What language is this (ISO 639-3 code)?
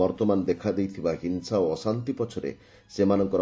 ori